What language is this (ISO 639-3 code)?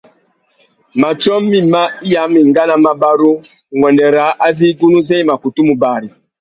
bag